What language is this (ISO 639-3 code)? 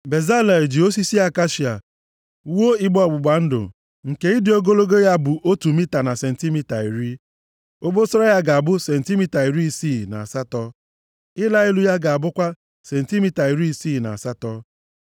ibo